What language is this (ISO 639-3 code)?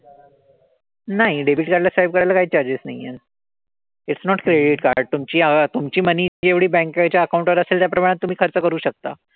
mar